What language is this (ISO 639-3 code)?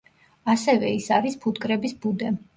kat